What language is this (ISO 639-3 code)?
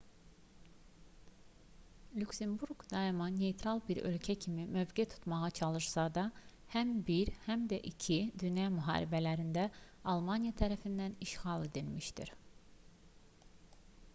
aze